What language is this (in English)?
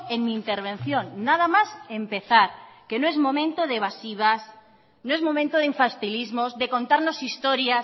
Spanish